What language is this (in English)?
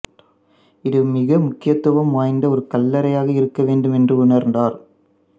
Tamil